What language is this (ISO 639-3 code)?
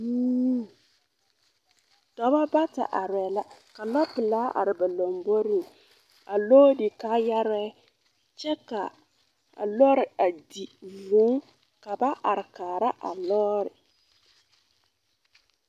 dga